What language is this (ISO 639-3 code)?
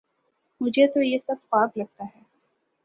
urd